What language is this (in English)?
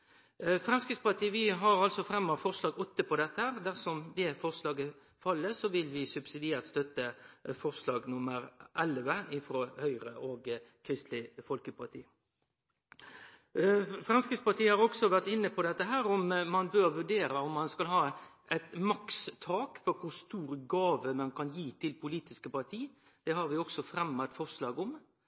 Norwegian Nynorsk